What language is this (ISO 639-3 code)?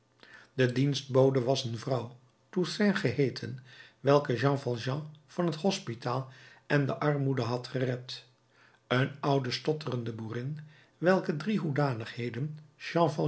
nld